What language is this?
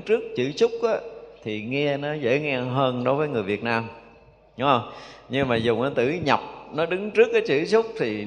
Vietnamese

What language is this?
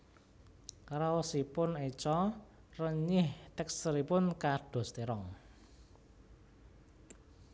Javanese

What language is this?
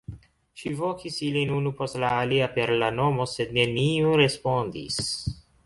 Esperanto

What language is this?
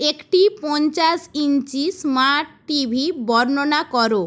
Bangla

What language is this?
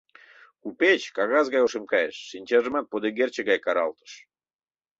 Mari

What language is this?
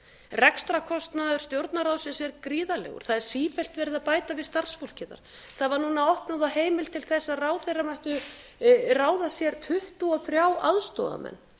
Icelandic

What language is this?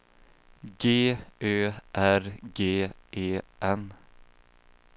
Swedish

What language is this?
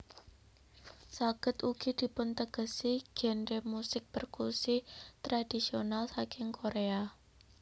Javanese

